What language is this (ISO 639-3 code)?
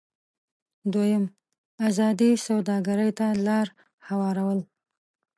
pus